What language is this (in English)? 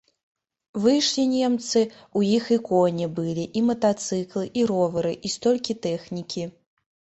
Belarusian